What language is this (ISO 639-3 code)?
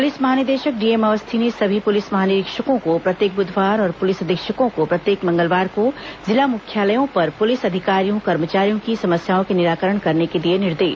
hin